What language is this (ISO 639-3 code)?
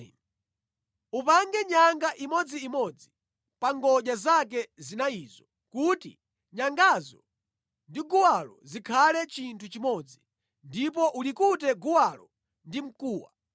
nya